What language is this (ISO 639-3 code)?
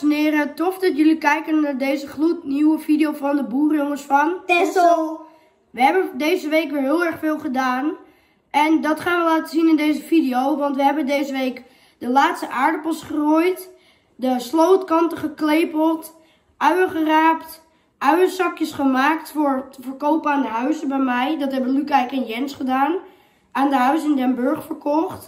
nld